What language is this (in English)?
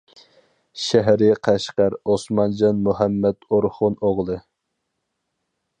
Uyghur